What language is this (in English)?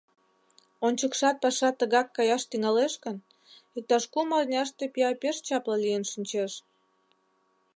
Mari